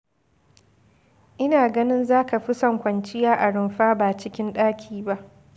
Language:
Hausa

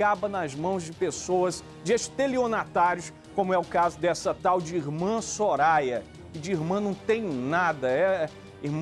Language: Portuguese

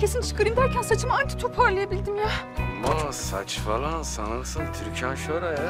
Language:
Turkish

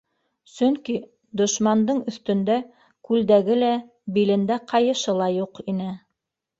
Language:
Bashkir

